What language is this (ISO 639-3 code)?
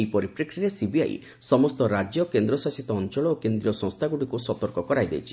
ori